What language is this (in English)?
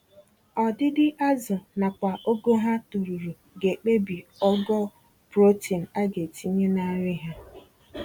Igbo